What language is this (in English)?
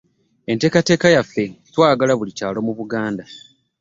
Ganda